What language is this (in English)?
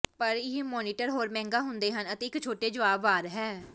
Punjabi